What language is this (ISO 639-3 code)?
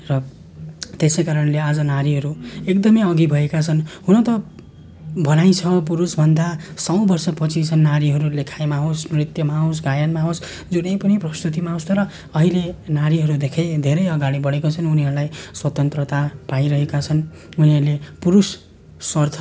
nep